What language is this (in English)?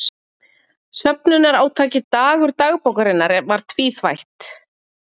Icelandic